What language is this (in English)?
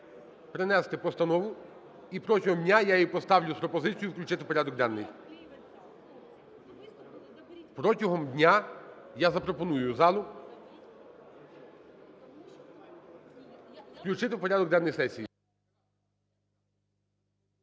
Ukrainian